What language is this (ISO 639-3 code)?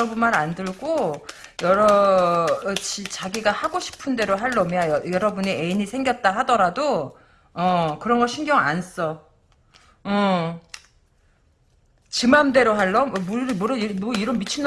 kor